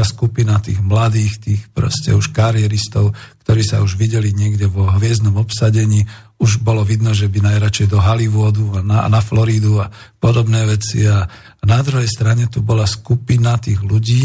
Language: Slovak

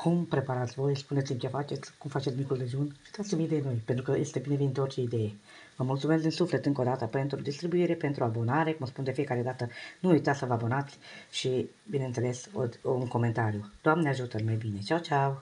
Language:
Romanian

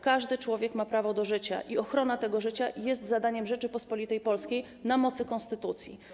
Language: Polish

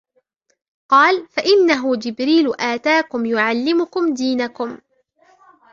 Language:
Arabic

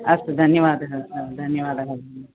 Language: Sanskrit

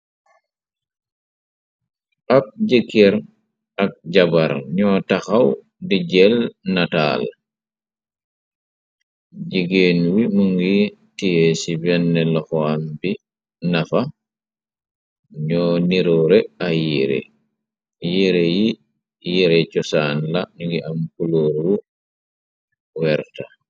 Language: Wolof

